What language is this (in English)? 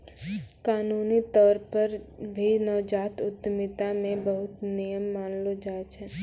Maithili